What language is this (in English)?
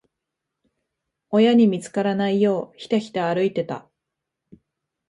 Japanese